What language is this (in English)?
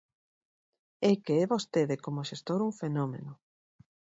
Galician